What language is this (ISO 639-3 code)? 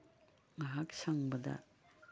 mni